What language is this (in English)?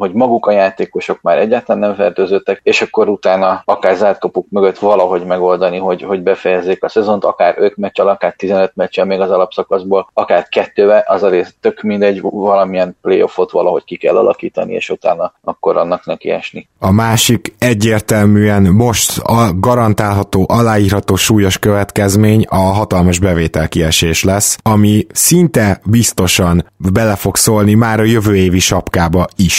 Hungarian